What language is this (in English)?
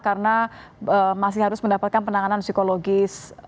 Indonesian